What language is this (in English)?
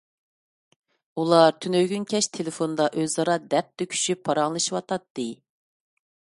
Uyghur